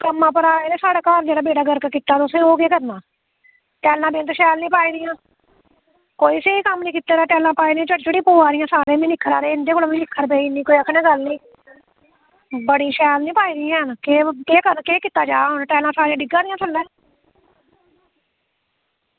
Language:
Dogri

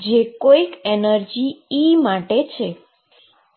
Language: Gujarati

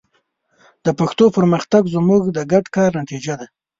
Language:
Pashto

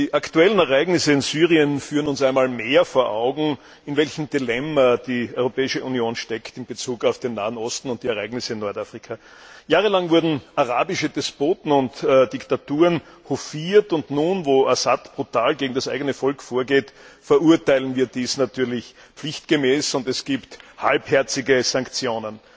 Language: German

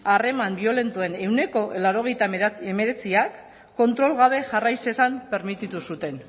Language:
Basque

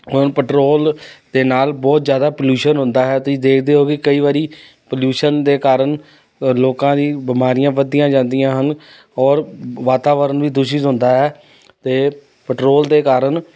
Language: Punjabi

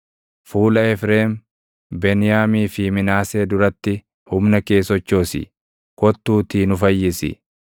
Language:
Oromo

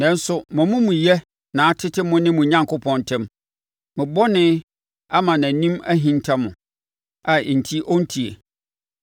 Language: Akan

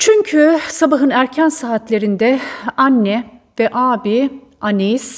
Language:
Turkish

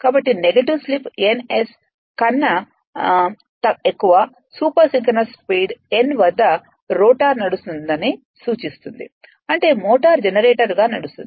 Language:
Telugu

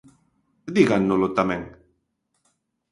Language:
Galician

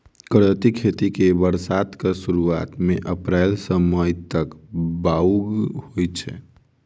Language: Maithili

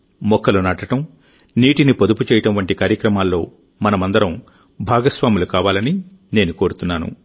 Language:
Telugu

